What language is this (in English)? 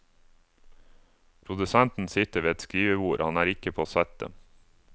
Norwegian